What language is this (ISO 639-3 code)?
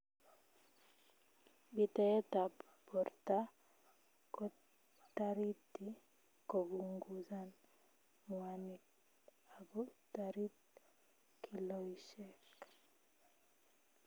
kln